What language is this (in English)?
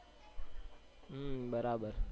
Gujarati